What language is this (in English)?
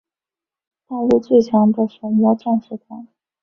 Chinese